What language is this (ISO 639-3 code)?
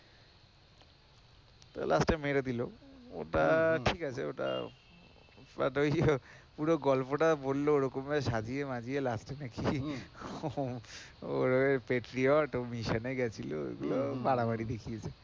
ben